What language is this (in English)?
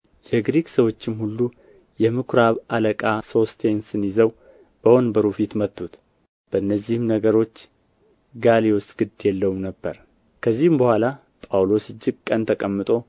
Amharic